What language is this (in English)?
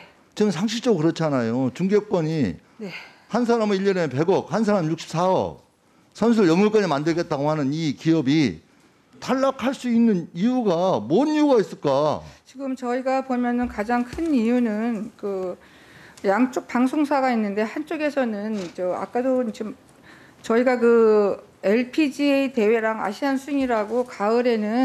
Korean